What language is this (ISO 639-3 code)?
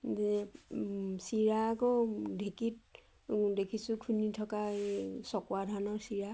asm